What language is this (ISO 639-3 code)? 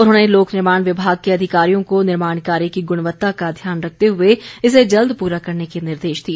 hin